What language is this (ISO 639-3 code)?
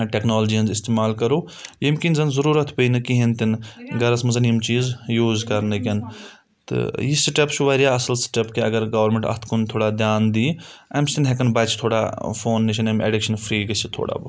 kas